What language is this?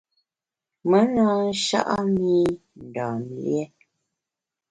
Bamun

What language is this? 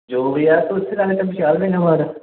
Punjabi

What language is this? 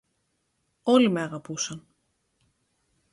Greek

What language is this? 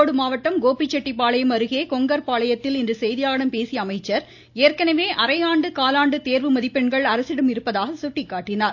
Tamil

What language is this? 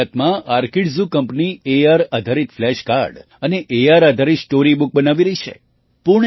Gujarati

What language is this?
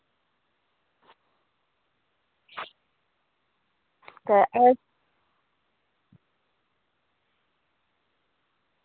Dogri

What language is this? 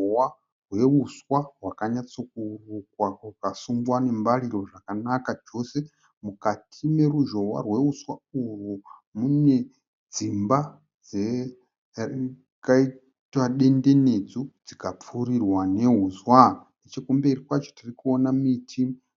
Shona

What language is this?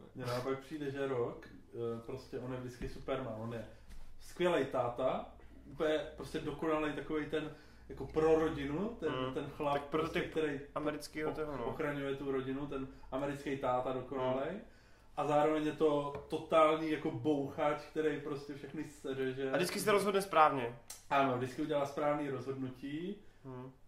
Czech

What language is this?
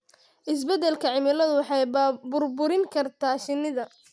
Somali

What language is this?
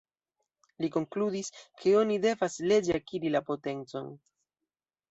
Esperanto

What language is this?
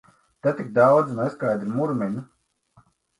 Latvian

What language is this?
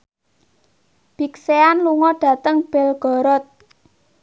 Javanese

